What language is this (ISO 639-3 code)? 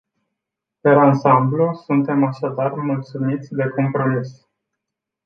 ron